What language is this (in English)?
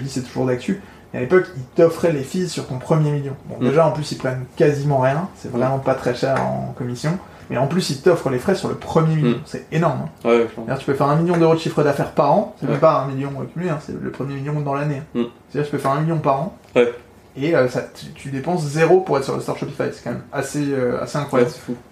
French